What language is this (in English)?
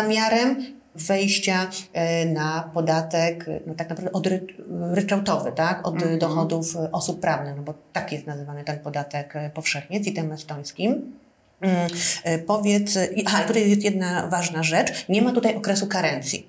Polish